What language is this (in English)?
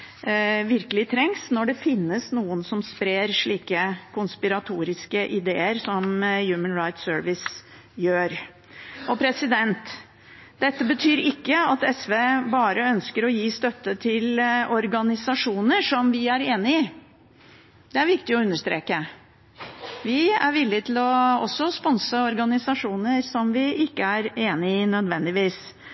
Norwegian Bokmål